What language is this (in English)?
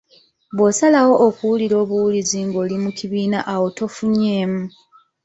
Ganda